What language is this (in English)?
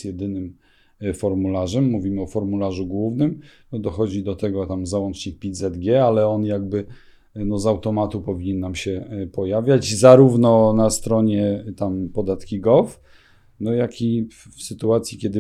Polish